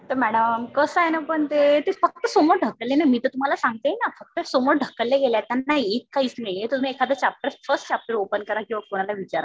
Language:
Marathi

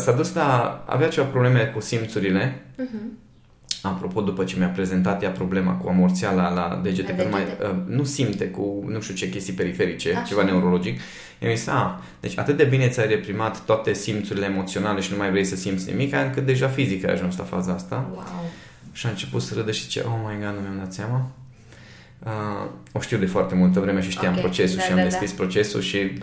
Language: Romanian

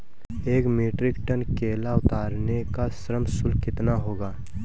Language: Hindi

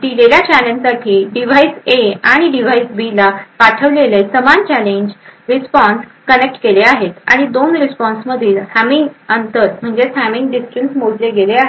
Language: Marathi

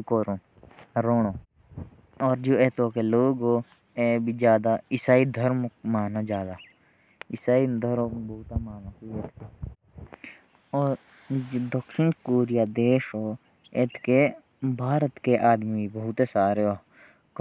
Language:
Jaunsari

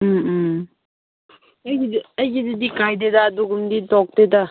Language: Manipuri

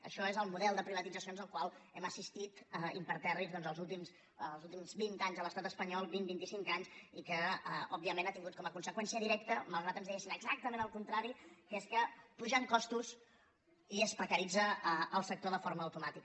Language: Catalan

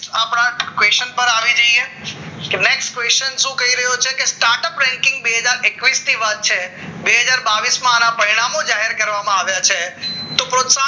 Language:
Gujarati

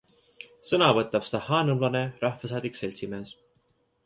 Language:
Estonian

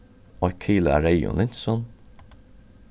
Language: Faroese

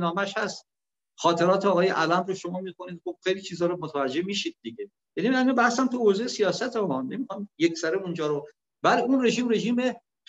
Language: Persian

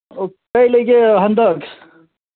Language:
Manipuri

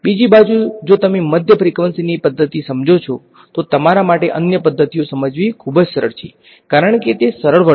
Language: Gujarati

